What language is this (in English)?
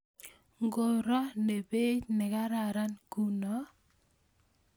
Kalenjin